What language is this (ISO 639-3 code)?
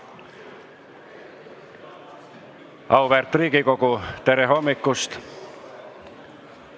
est